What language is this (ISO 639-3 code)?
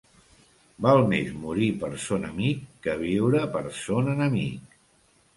cat